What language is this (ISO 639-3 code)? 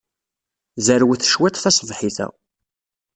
kab